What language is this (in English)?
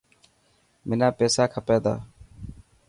Dhatki